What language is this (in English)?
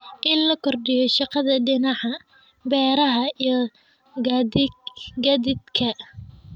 Somali